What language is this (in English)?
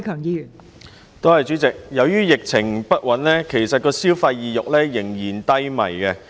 Cantonese